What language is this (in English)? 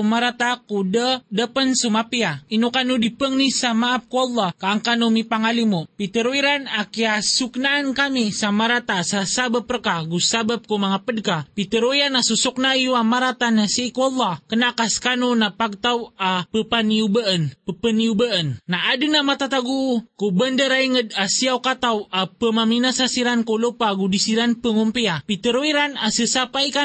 Filipino